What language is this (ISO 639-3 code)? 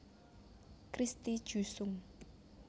jav